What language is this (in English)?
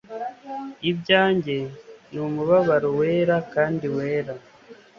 Kinyarwanda